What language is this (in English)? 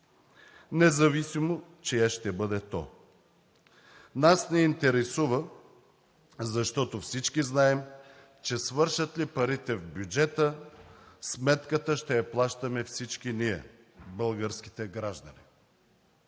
Bulgarian